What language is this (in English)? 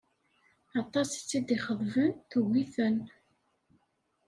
Kabyle